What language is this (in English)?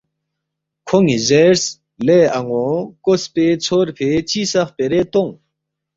Balti